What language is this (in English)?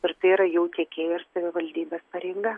Lithuanian